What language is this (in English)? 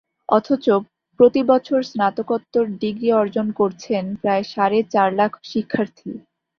Bangla